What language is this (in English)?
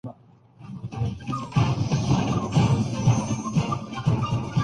Urdu